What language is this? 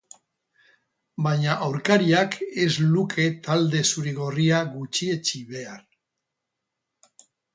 Basque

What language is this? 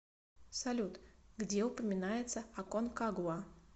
Russian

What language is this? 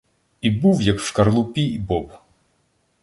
Ukrainian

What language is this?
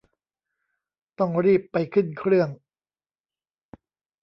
Thai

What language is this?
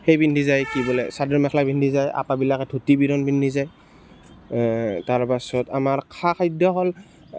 Assamese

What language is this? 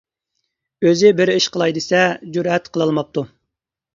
Uyghur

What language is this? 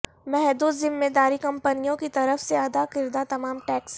Urdu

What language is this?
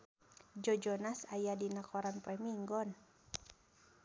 Sundanese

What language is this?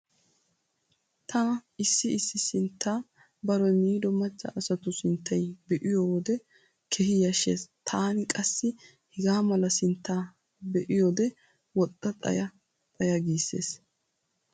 Wolaytta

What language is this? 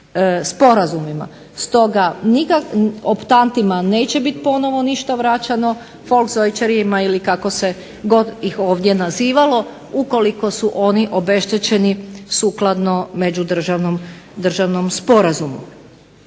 Croatian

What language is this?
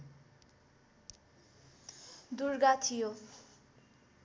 Nepali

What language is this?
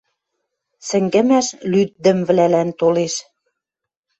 Western Mari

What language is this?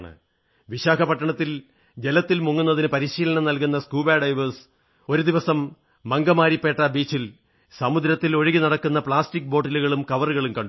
Malayalam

